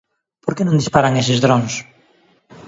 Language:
Galician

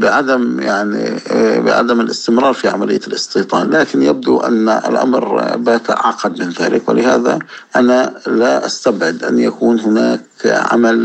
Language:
Arabic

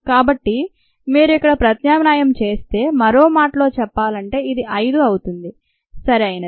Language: Telugu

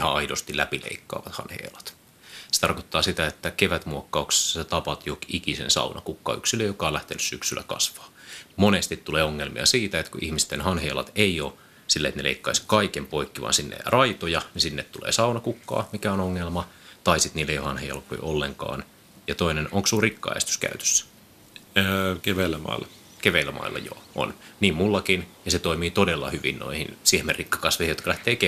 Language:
Finnish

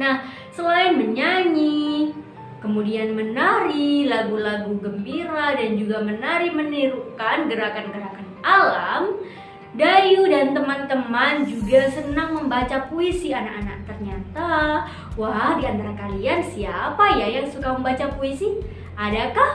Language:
Indonesian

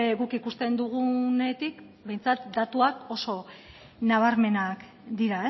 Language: Basque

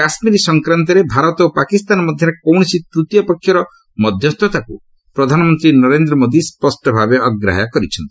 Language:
Odia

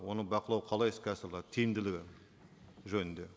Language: Kazakh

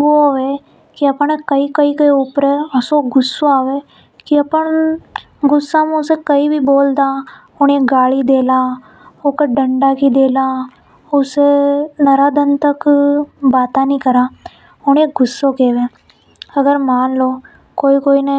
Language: Hadothi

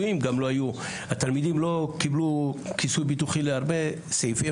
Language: Hebrew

